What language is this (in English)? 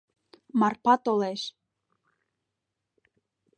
Mari